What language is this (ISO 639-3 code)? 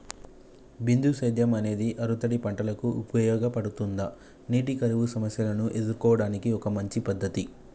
tel